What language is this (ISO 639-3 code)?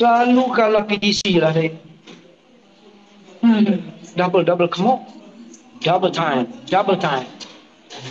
msa